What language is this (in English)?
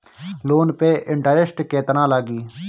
Bhojpuri